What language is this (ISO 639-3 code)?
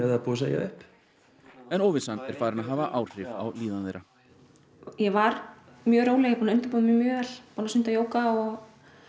isl